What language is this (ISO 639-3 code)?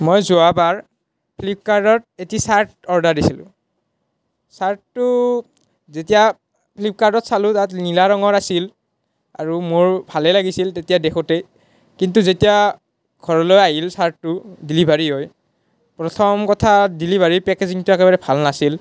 asm